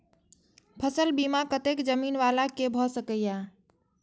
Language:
Maithili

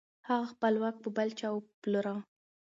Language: Pashto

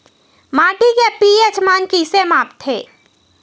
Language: Chhattisgarhi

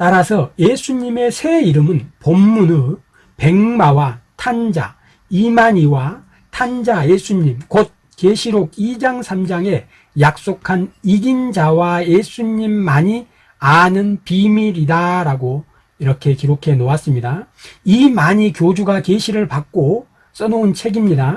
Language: Korean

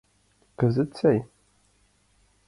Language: Mari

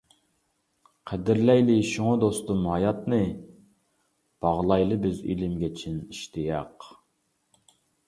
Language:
Uyghur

